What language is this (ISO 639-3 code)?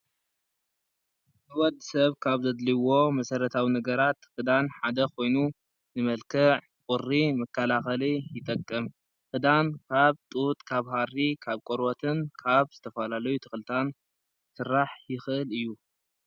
tir